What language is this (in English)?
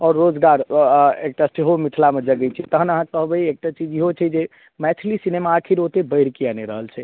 Maithili